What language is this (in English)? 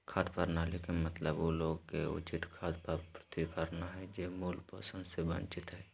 Magahi